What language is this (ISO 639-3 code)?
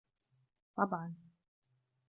ara